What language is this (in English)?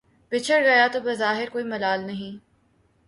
Urdu